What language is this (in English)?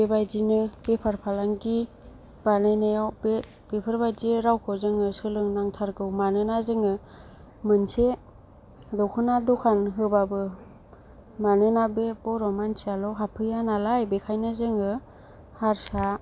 Bodo